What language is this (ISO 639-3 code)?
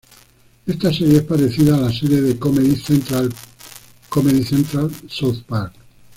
spa